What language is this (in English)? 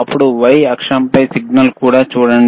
Telugu